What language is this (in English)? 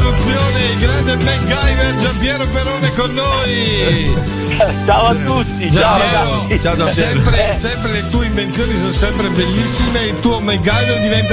Italian